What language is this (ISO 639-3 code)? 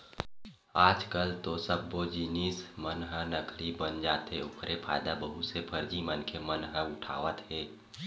hne